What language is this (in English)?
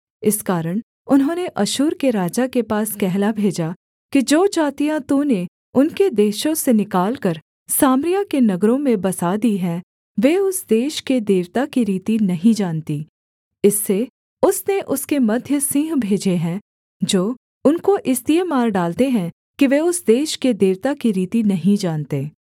Hindi